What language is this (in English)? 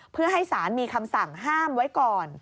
Thai